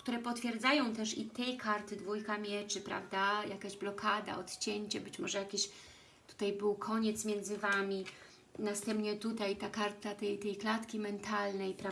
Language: Polish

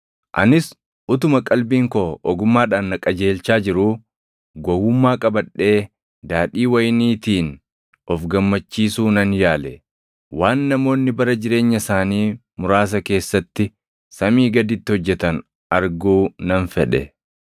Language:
Oromo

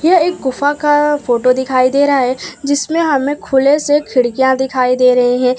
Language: Hindi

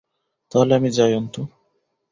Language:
Bangla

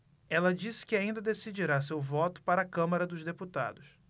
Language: Portuguese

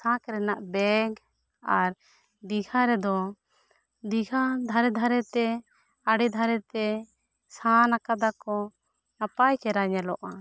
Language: Santali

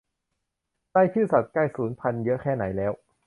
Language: Thai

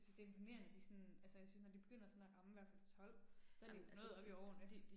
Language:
Danish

